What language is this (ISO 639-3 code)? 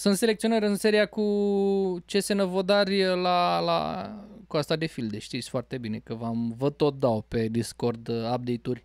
ron